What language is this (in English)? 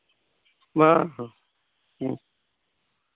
Santali